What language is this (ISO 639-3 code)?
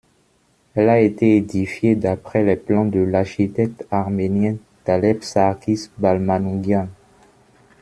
fra